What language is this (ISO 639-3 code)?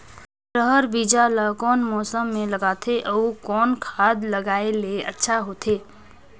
hne